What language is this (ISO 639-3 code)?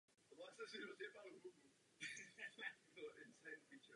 ces